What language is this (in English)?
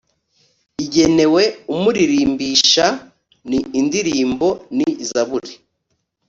Kinyarwanda